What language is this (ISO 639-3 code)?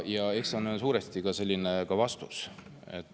est